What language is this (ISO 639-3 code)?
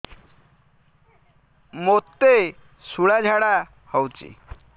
ori